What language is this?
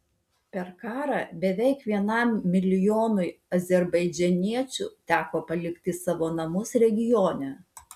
Lithuanian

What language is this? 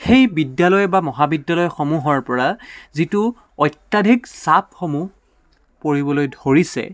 Assamese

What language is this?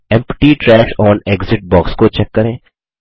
Hindi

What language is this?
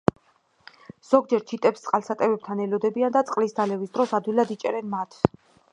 Georgian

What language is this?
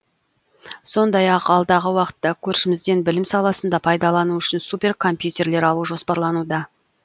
Kazakh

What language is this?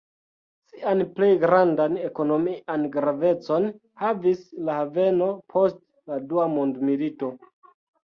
Esperanto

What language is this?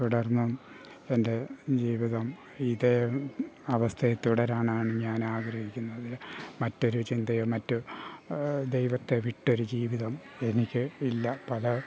Malayalam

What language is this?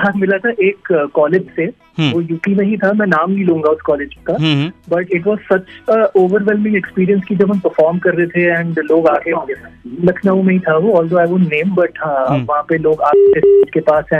Hindi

